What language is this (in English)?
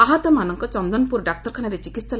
Odia